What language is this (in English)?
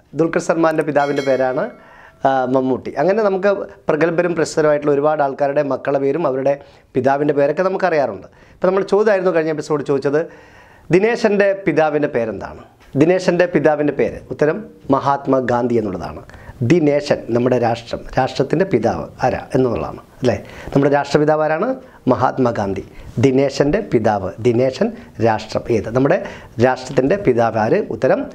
Malayalam